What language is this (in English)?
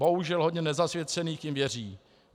Czech